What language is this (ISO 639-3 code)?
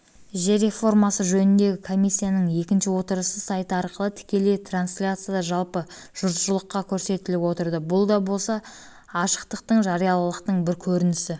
kaz